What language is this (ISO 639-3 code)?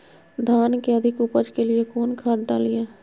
mag